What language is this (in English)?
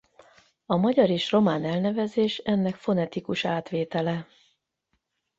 Hungarian